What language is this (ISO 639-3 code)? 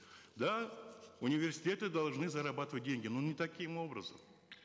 kaz